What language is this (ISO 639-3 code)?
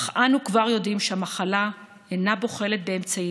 heb